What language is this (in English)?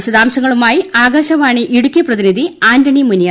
Malayalam